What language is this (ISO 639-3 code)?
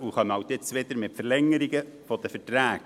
gsw